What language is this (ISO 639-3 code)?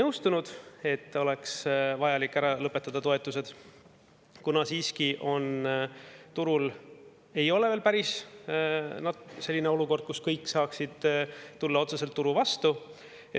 est